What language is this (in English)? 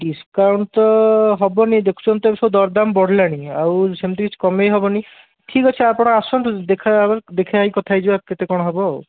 Odia